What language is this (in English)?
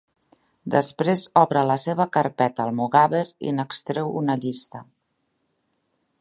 Catalan